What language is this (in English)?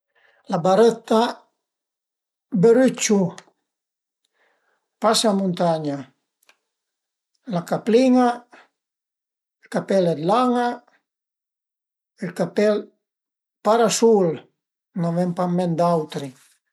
Piedmontese